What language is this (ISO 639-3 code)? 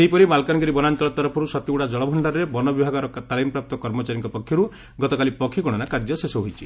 ori